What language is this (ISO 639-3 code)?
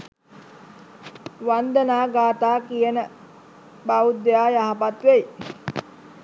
sin